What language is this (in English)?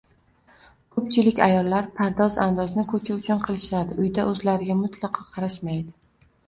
Uzbek